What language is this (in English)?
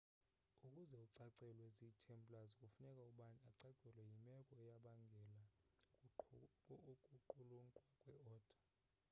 Xhosa